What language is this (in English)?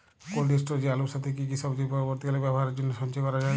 Bangla